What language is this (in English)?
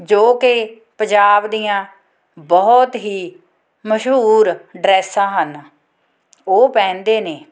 Punjabi